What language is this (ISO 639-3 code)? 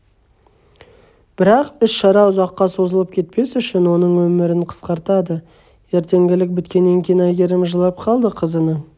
kaz